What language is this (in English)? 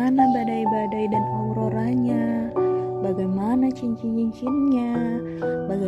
Indonesian